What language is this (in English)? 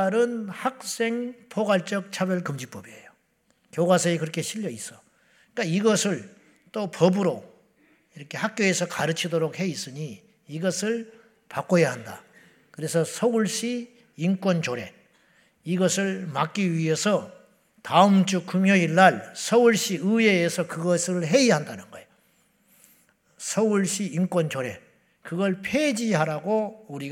Korean